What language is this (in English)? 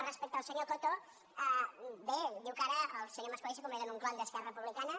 Catalan